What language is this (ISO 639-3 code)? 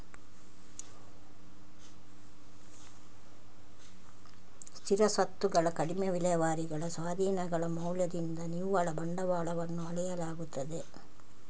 kan